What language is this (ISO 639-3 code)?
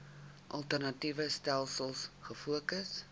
afr